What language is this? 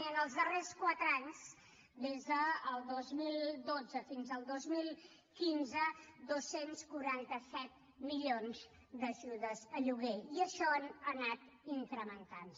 Catalan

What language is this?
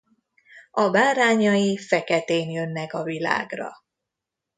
Hungarian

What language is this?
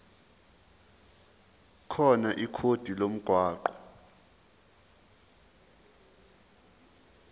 Zulu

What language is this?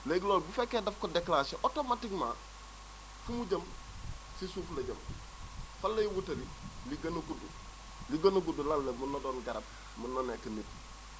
Wolof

